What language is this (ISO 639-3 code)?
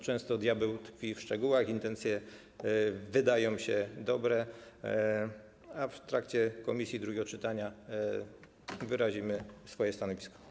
pol